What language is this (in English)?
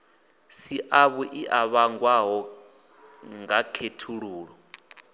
Venda